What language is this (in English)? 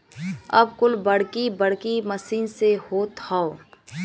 Bhojpuri